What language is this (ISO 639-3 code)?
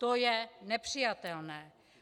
ces